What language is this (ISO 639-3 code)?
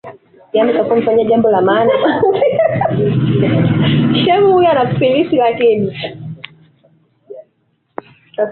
swa